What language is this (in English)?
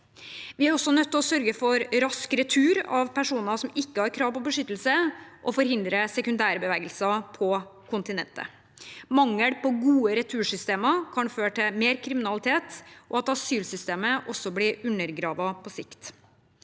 Norwegian